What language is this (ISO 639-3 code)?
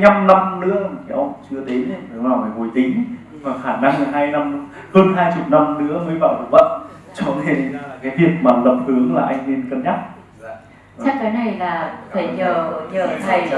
vie